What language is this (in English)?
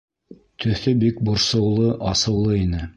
Bashkir